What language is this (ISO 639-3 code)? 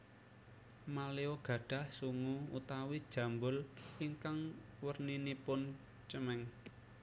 jav